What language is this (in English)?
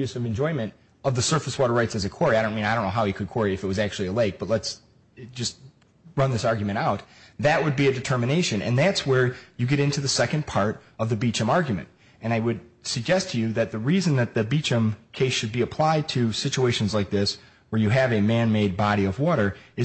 English